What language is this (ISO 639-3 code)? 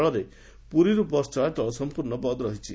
ori